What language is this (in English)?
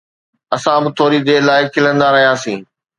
Sindhi